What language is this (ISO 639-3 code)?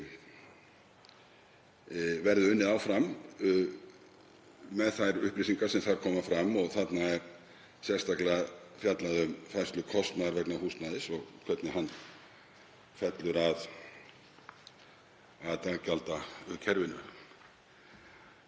isl